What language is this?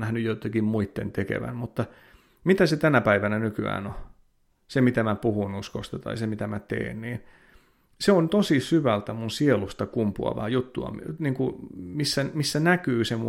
Finnish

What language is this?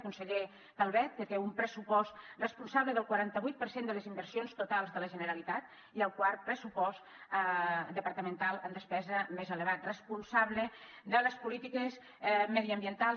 Catalan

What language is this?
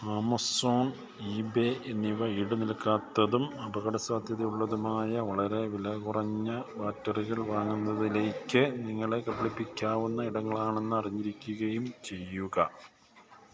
Malayalam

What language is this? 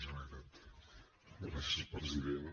Catalan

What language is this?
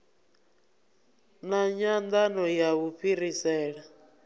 Venda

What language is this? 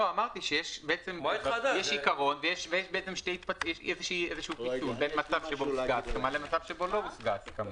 Hebrew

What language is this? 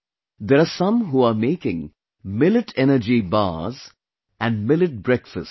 English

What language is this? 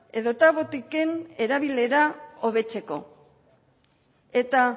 Basque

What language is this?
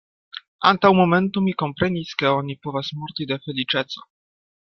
Esperanto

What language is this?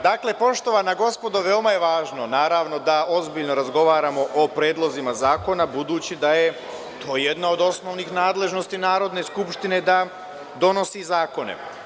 Serbian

